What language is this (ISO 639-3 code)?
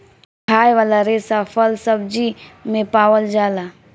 bho